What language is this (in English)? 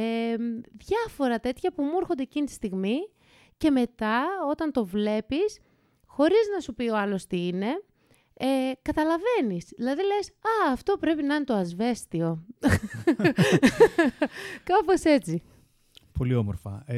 Greek